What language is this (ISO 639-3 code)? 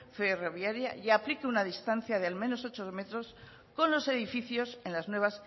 spa